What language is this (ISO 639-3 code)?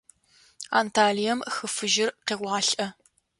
ady